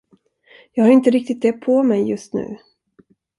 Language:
Swedish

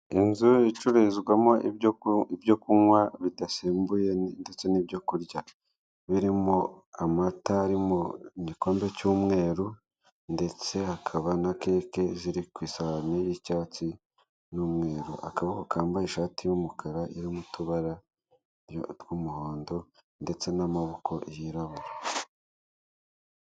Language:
Kinyarwanda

